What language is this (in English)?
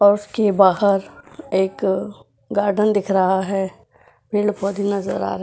Hindi